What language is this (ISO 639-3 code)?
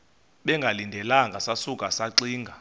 xho